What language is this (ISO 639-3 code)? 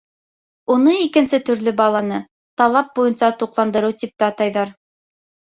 bak